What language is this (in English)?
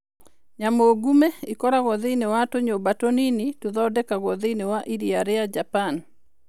Kikuyu